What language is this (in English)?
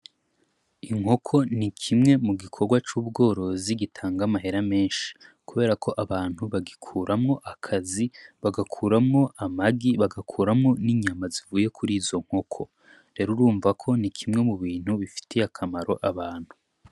Rundi